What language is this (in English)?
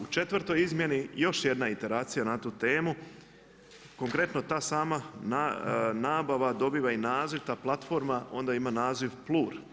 Croatian